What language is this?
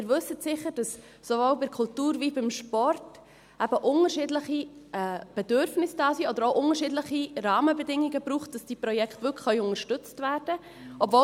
Swiss German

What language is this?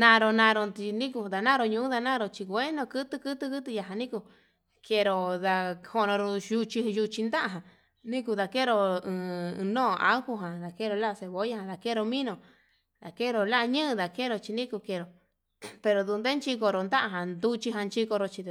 Yutanduchi Mixtec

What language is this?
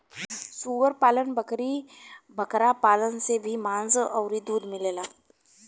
Bhojpuri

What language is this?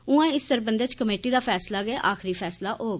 Dogri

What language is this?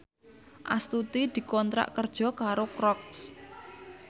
Javanese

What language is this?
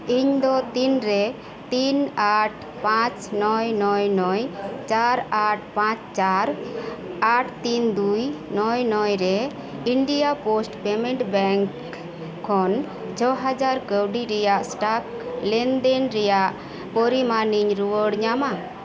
Santali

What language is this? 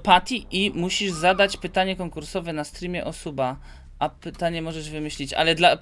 Polish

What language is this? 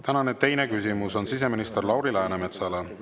Estonian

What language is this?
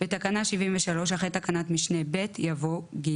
Hebrew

